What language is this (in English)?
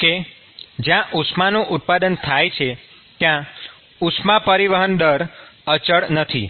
Gujarati